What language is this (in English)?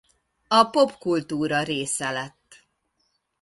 Hungarian